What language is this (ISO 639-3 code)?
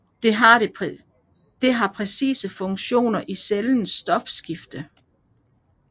dan